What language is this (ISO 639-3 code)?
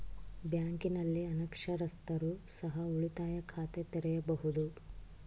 kan